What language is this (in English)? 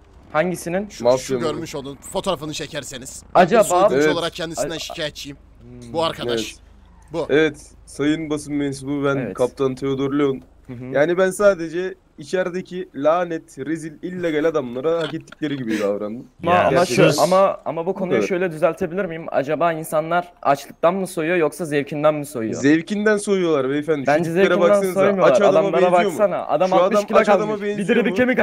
Turkish